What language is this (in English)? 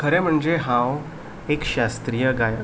Konkani